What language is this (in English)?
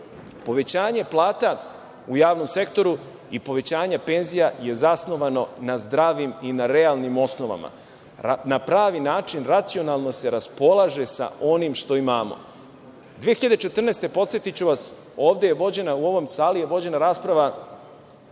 Serbian